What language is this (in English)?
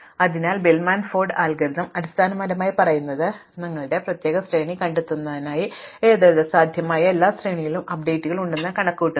Malayalam